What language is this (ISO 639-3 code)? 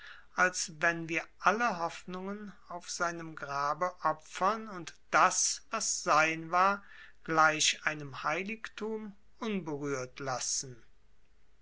deu